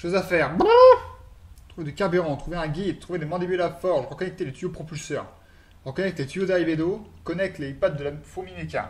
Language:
French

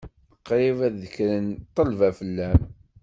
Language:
Kabyle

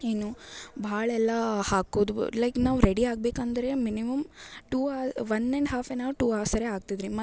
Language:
Kannada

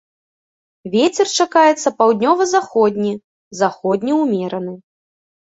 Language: Belarusian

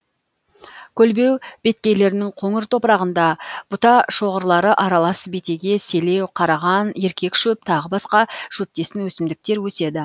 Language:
Kazakh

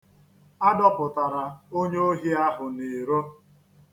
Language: Igbo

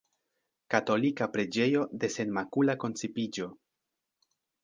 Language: Esperanto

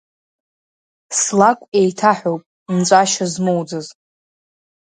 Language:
Abkhazian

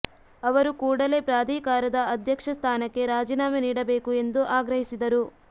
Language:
Kannada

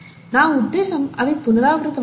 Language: Telugu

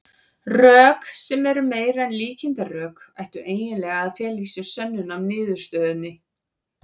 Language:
Icelandic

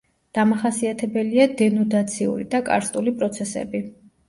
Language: Georgian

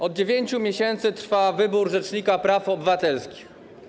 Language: Polish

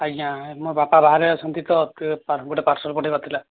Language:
Odia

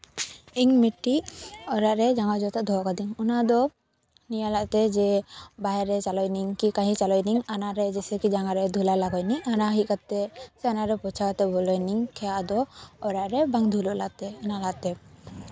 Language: Santali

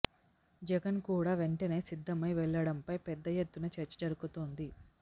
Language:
Telugu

